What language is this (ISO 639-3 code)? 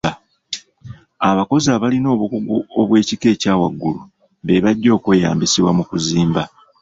lug